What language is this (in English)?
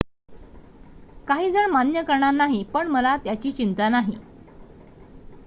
Marathi